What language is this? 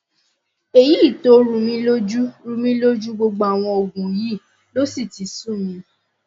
Yoruba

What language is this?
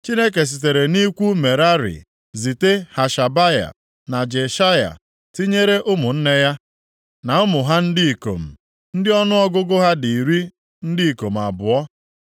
Igbo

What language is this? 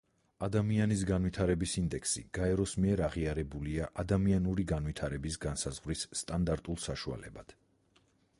Georgian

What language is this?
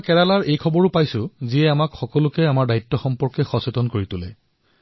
Assamese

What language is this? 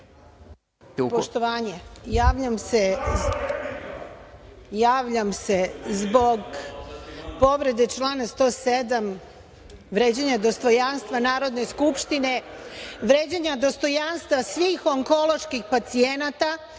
Serbian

